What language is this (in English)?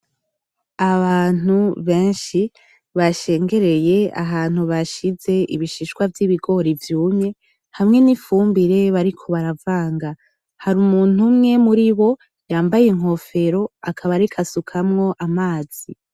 Rundi